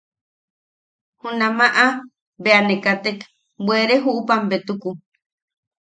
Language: Yaqui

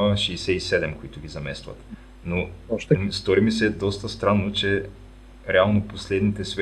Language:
Bulgarian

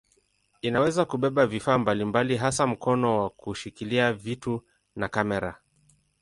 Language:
Swahili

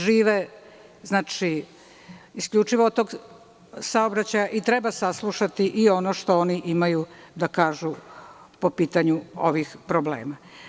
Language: Serbian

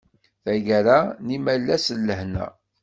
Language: Kabyle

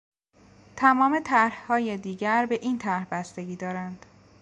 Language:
Persian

